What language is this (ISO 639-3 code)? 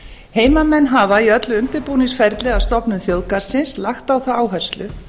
isl